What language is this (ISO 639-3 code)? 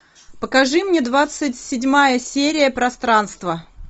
rus